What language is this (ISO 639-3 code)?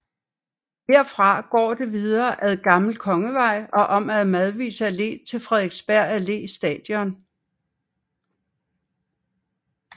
dan